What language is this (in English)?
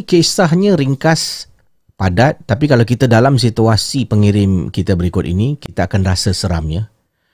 Malay